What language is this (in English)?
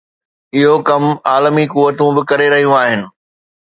Sindhi